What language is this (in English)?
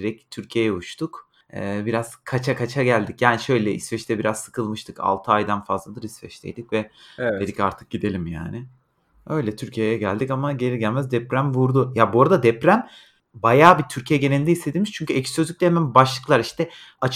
Turkish